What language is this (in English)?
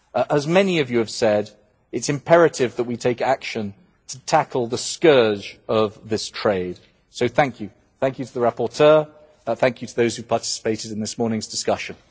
English